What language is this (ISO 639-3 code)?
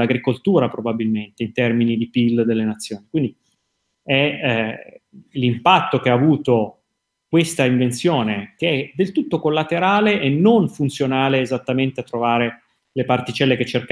ita